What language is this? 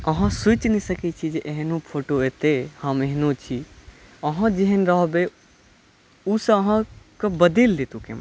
Maithili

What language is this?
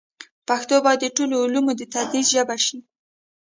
Pashto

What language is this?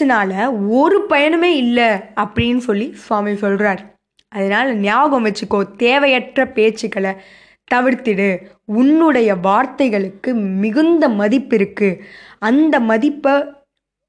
Tamil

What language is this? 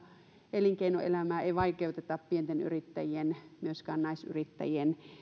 Finnish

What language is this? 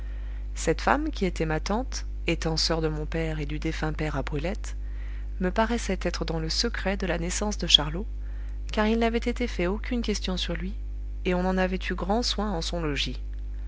French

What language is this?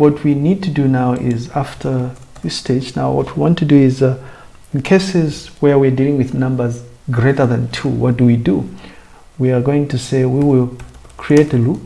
English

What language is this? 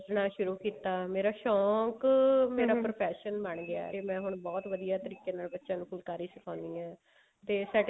Punjabi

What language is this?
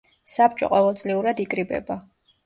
Georgian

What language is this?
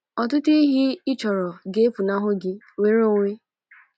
Igbo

